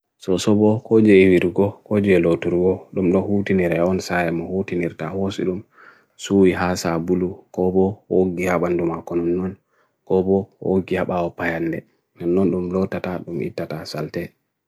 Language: Bagirmi Fulfulde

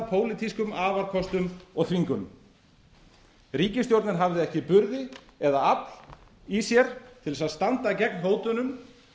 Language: Icelandic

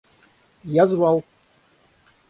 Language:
Russian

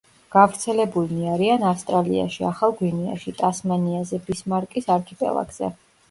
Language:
Georgian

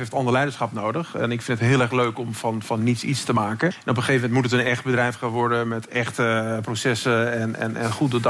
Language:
Dutch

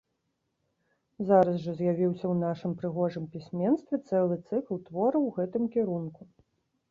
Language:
Belarusian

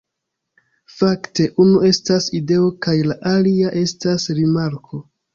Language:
Esperanto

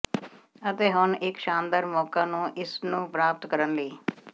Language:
Punjabi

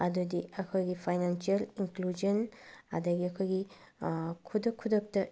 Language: Manipuri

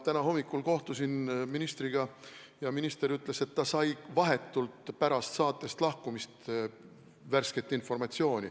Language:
Estonian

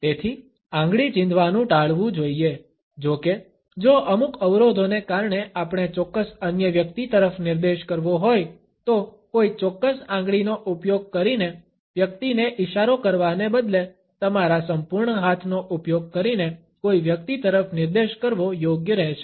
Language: Gujarati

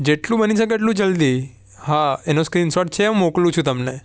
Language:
Gujarati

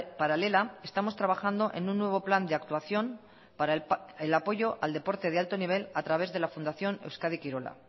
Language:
Spanish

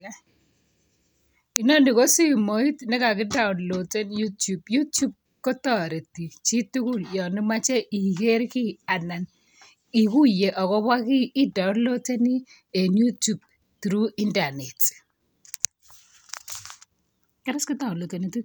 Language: Kalenjin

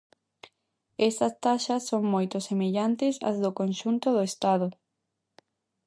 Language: Galician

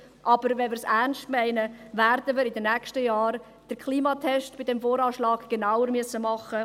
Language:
Swiss German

